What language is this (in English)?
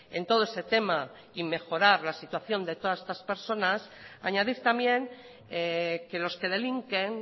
Spanish